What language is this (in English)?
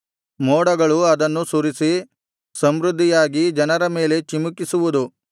Kannada